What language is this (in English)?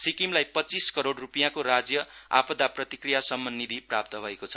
Nepali